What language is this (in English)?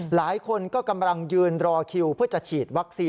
Thai